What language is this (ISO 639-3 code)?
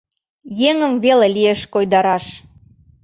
chm